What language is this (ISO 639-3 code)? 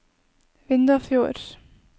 nor